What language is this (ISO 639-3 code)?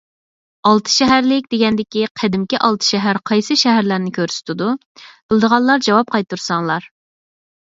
uig